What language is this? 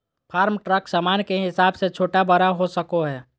Magahi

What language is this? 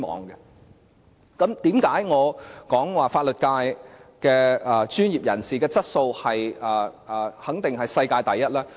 Cantonese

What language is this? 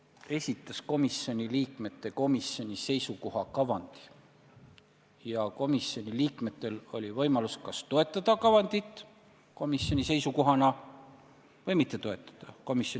Estonian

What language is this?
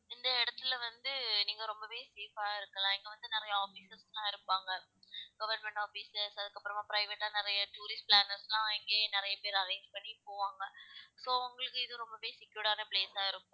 Tamil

